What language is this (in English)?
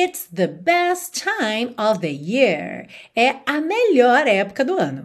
Portuguese